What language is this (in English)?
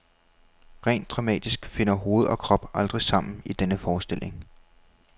Danish